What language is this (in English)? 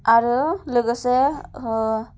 Bodo